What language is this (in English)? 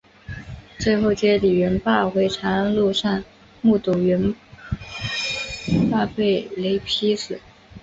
Chinese